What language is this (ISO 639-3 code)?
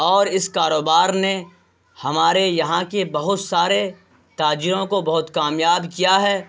urd